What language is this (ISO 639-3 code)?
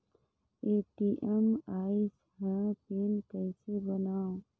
hne